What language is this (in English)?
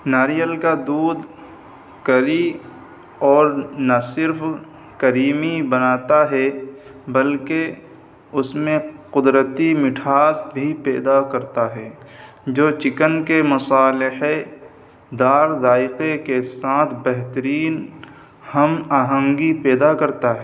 Urdu